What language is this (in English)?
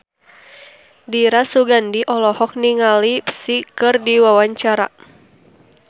Sundanese